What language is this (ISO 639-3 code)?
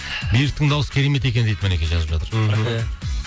kaz